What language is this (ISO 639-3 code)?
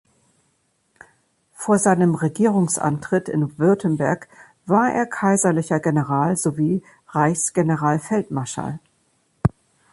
deu